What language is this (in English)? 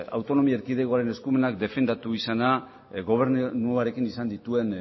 Basque